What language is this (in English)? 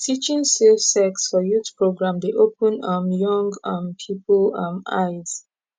Nigerian Pidgin